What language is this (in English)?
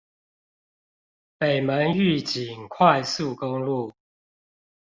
Chinese